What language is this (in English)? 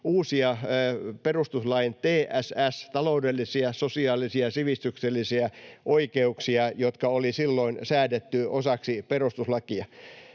Finnish